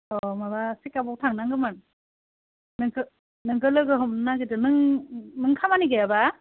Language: Bodo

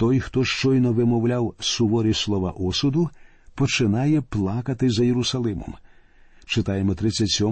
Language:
Ukrainian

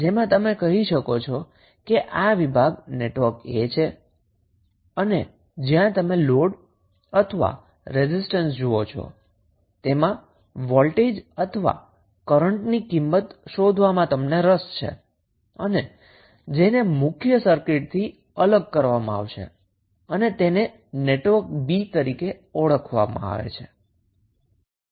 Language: Gujarati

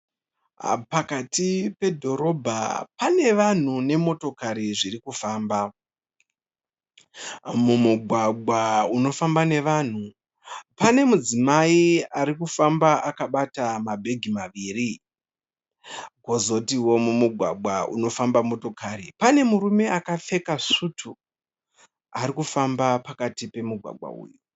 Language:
Shona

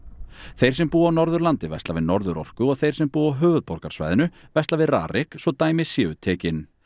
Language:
Icelandic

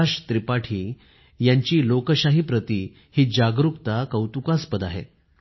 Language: Marathi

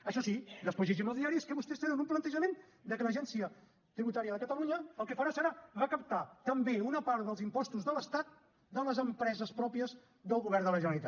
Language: Catalan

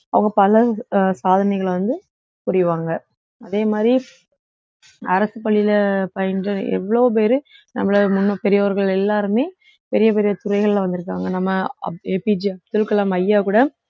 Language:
Tamil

